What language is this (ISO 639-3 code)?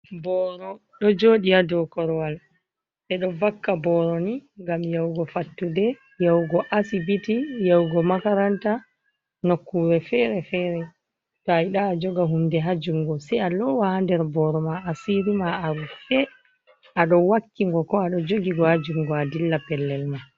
ful